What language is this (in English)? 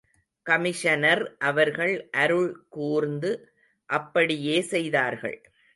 Tamil